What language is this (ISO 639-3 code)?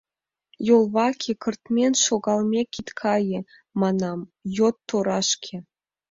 chm